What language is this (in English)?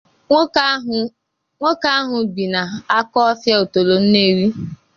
Igbo